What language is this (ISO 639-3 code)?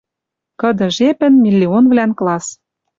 mrj